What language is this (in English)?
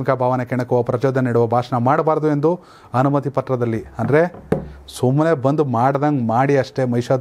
Romanian